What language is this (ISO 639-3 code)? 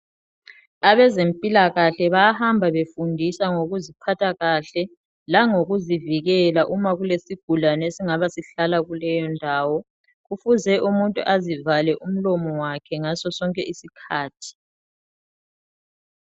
nde